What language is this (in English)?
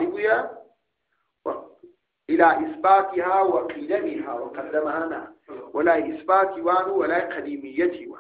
Arabic